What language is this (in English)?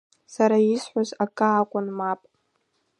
Abkhazian